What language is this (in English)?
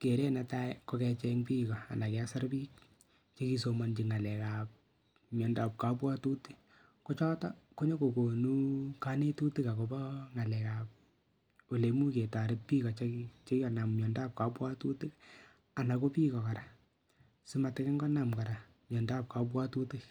Kalenjin